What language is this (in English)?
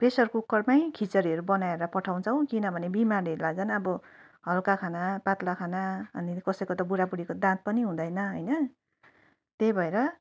Nepali